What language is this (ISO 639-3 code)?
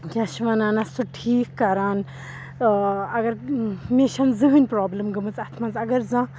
kas